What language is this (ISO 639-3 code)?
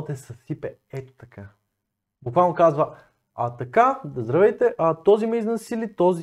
bul